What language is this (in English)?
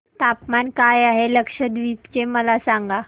Marathi